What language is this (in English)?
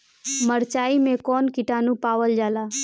Bhojpuri